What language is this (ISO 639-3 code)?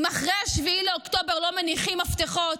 heb